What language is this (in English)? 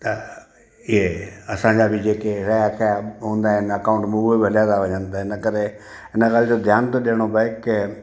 Sindhi